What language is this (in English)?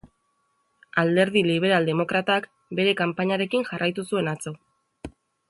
Basque